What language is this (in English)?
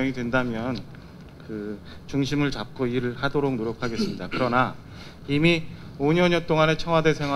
Korean